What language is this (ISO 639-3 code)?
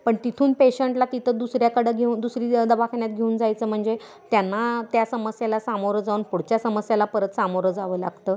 mar